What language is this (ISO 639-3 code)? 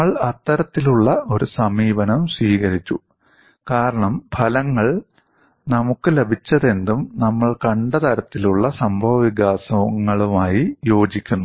mal